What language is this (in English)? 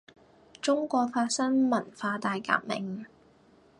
Cantonese